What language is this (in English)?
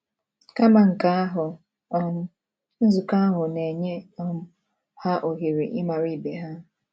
Igbo